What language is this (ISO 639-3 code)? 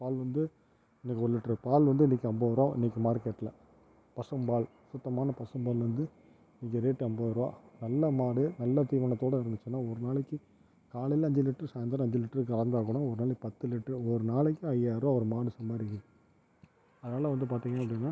tam